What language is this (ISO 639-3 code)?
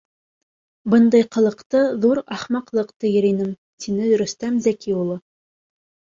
bak